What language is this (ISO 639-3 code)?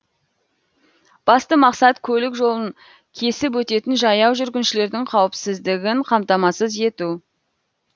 kaz